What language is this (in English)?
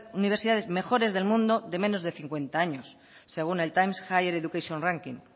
Spanish